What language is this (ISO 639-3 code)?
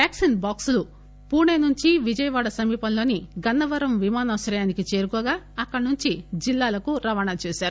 tel